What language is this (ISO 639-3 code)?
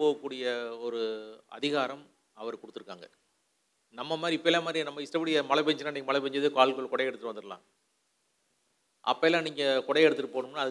tam